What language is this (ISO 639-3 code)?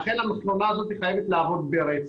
heb